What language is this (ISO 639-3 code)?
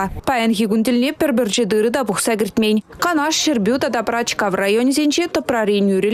rus